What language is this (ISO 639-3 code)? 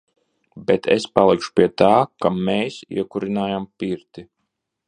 lav